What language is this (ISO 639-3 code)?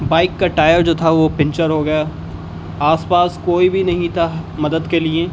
urd